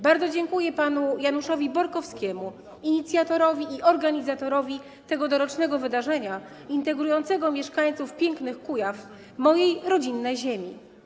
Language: Polish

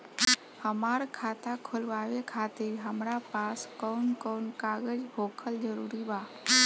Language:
Bhojpuri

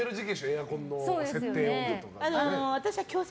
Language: Japanese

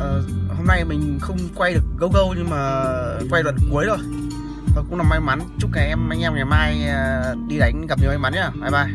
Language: Vietnamese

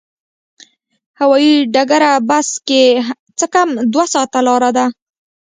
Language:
Pashto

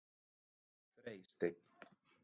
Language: Icelandic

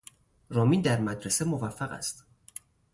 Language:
Persian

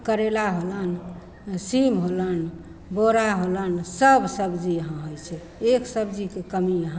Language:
Maithili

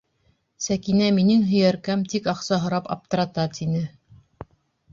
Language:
Bashkir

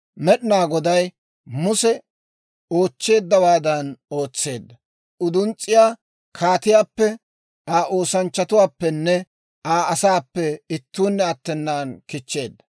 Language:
Dawro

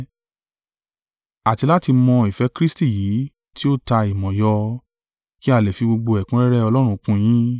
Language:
Yoruba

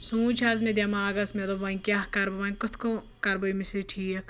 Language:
Kashmiri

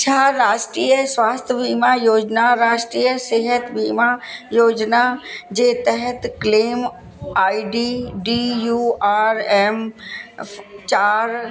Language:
Sindhi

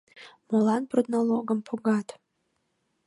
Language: Mari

